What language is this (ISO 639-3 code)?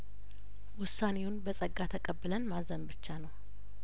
amh